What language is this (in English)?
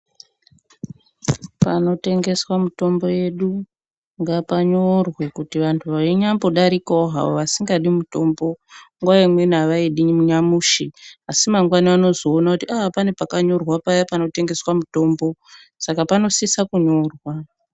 Ndau